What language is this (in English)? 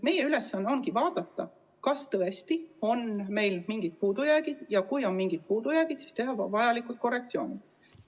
Estonian